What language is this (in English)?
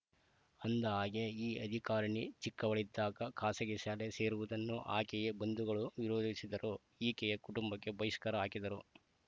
Kannada